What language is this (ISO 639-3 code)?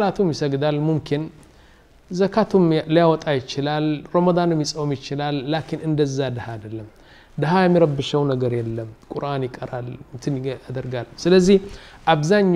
ara